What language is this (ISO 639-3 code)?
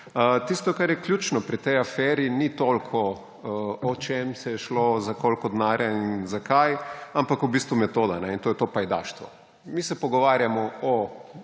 slv